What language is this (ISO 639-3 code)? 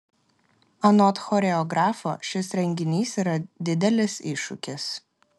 lit